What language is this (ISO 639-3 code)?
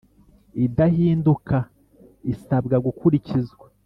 kin